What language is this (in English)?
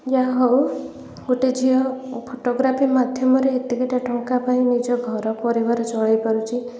Odia